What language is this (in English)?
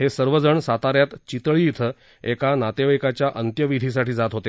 Marathi